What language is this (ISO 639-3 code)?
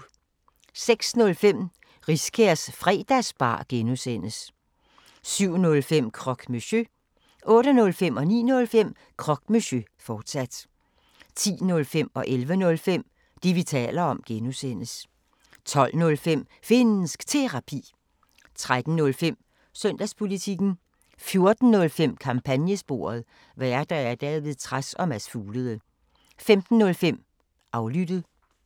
dan